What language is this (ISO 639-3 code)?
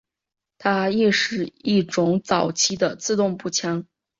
zho